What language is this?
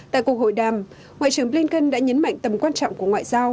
Vietnamese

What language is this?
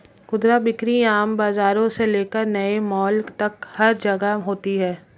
Hindi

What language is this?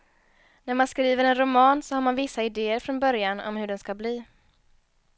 Swedish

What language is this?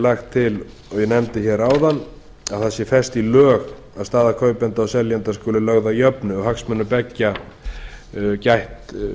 Icelandic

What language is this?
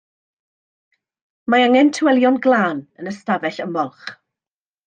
Welsh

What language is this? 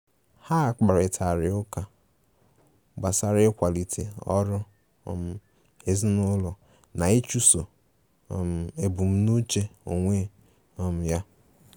Igbo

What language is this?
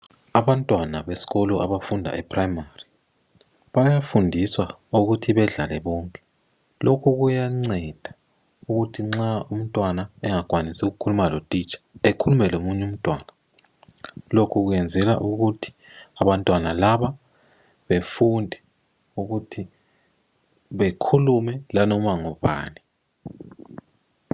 North Ndebele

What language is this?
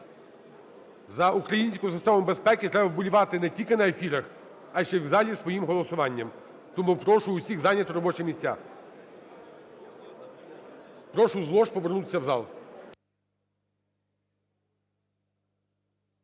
Ukrainian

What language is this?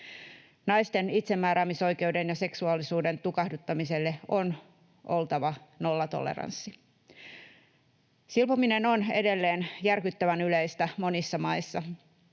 Finnish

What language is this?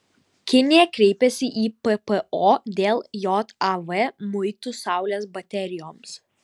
Lithuanian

